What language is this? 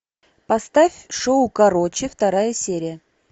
Russian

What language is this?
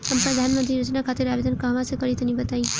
Bhojpuri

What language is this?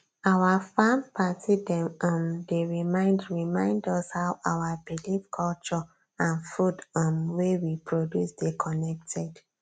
Nigerian Pidgin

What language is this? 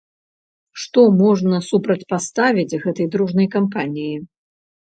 Belarusian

